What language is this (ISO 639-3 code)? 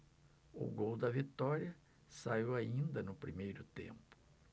por